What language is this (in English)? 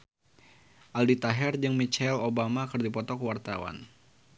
Sundanese